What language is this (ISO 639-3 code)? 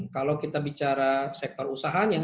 ind